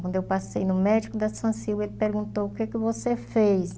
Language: Portuguese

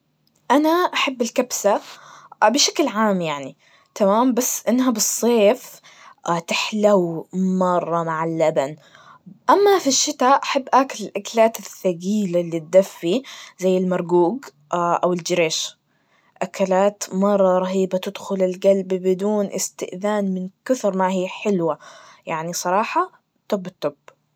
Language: Najdi Arabic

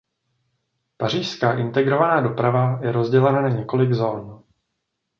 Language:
Czech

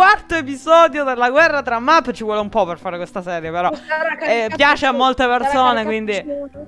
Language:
Italian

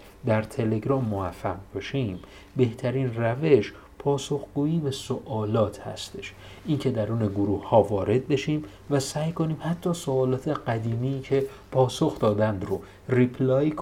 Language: Persian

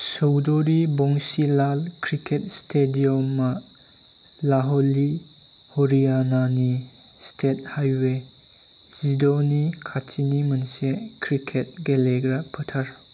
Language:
Bodo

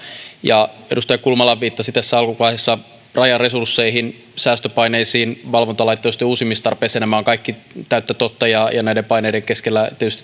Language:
Finnish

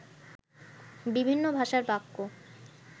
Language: Bangla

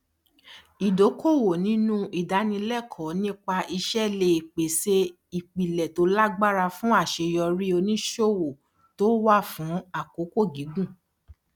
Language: Yoruba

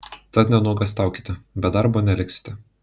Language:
Lithuanian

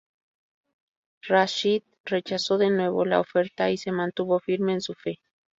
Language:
Spanish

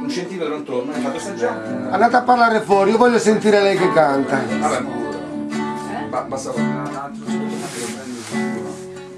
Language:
Italian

